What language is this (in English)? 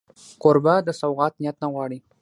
Pashto